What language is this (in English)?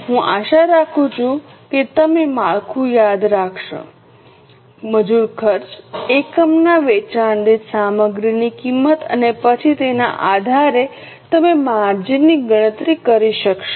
Gujarati